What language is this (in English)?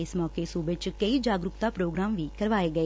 Punjabi